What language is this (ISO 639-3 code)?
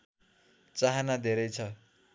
nep